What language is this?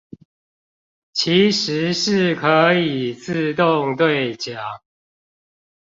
Chinese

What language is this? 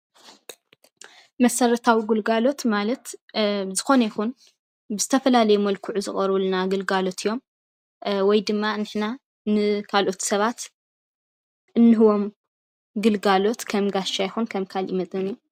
Tigrinya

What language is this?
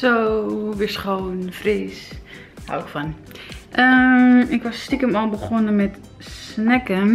Dutch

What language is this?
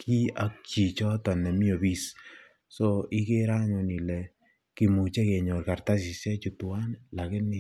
Kalenjin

